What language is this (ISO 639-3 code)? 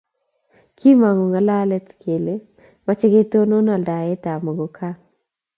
kln